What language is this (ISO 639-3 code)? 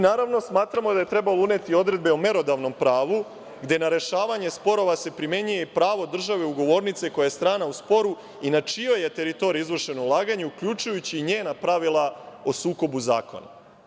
srp